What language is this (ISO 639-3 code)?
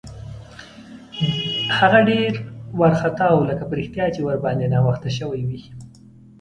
pus